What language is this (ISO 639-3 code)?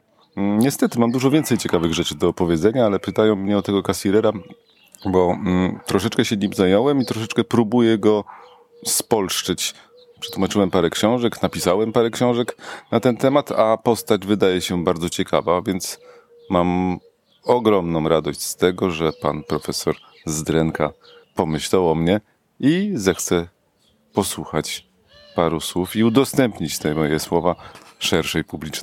pol